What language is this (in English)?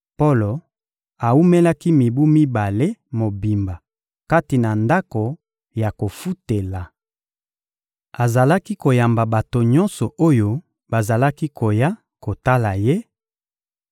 Lingala